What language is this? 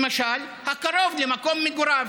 Hebrew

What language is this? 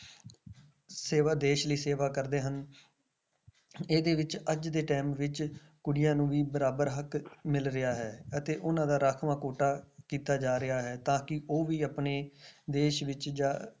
Punjabi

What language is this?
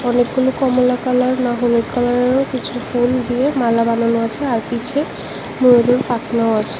Bangla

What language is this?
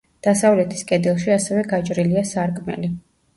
Georgian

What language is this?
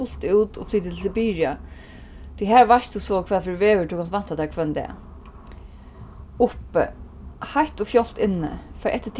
Faroese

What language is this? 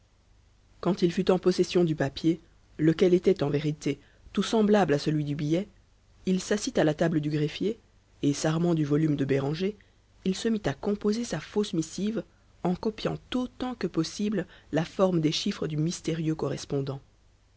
French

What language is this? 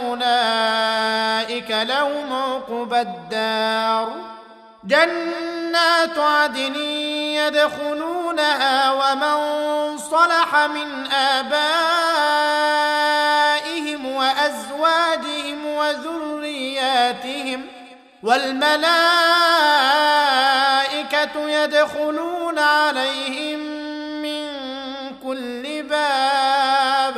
Arabic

